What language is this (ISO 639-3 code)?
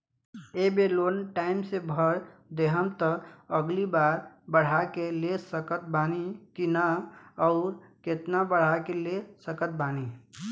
bho